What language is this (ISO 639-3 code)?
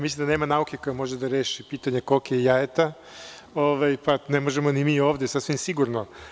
srp